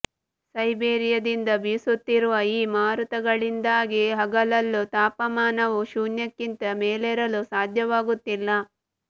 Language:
Kannada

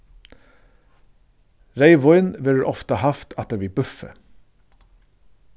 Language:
Faroese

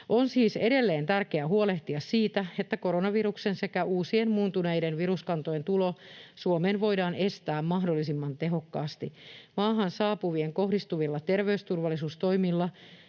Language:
Finnish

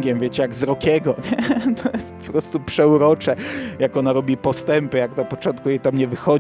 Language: Polish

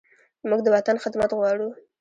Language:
Pashto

